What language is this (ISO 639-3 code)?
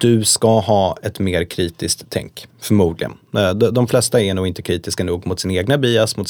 swe